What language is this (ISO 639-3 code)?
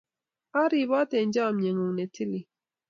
kln